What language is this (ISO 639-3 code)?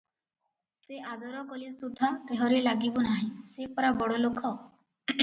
ori